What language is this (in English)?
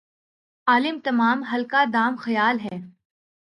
Urdu